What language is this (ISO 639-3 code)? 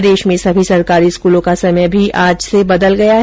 hin